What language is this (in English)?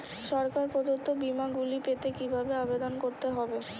Bangla